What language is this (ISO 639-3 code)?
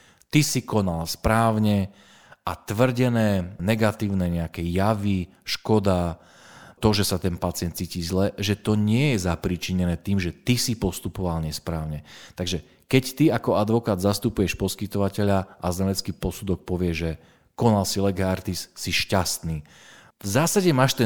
slk